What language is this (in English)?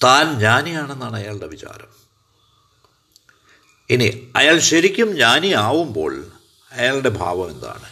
Malayalam